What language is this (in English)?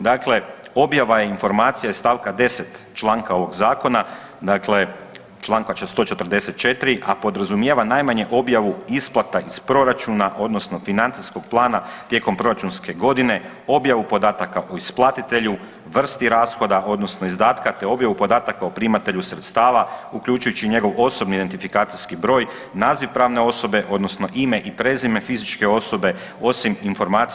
Croatian